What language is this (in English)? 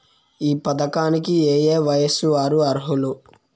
Telugu